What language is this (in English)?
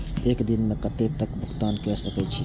Maithili